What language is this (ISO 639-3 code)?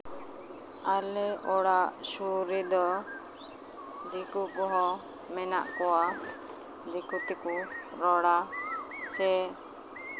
sat